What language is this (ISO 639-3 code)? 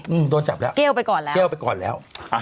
tha